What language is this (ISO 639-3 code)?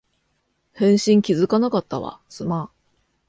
jpn